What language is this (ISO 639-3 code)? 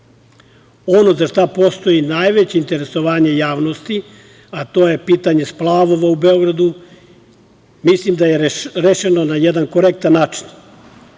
srp